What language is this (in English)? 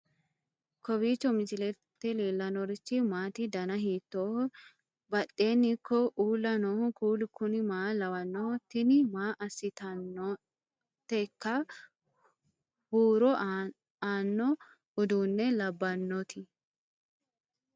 Sidamo